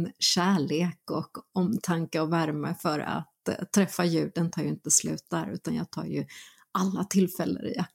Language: Swedish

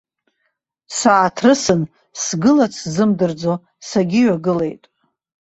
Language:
Abkhazian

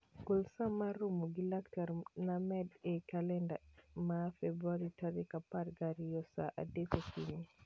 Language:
Luo (Kenya and Tanzania)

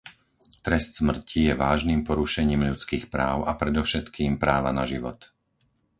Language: Slovak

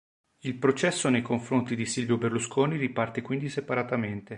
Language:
Italian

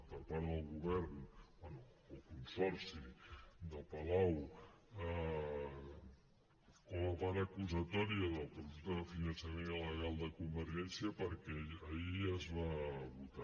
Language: Catalan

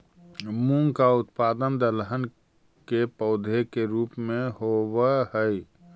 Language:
Magahi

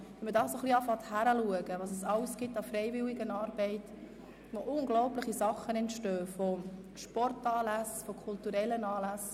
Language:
Swiss German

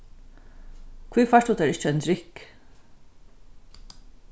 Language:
Faroese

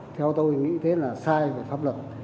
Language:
Vietnamese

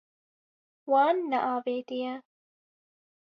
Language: Kurdish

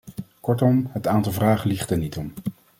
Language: Dutch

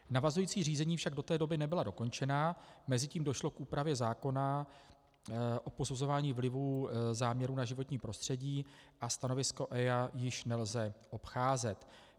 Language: Czech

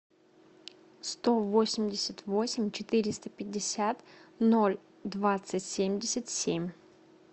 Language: Russian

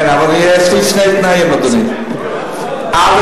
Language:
Hebrew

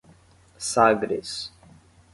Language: Portuguese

